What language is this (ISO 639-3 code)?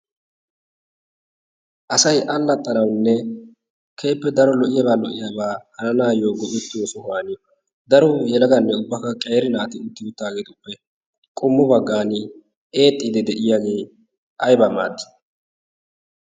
wal